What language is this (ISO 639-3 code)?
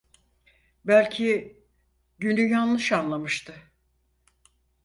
tur